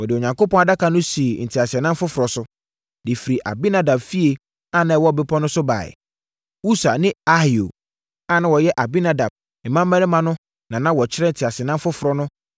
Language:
Akan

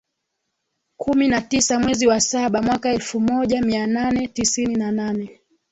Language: Swahili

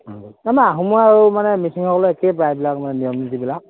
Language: Assamese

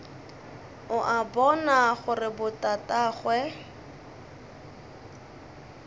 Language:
Northern Sotho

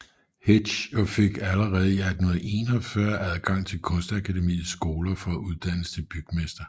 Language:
Danish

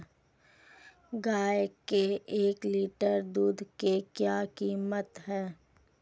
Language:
Hindi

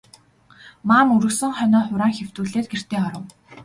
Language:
Mongolian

